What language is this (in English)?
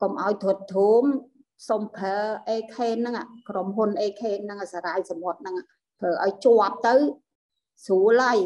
Vietnamese